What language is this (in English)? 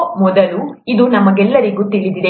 Kannada